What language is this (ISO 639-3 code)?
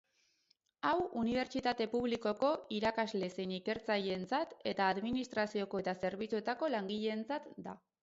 eus